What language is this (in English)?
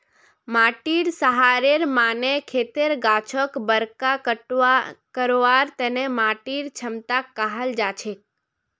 Magahi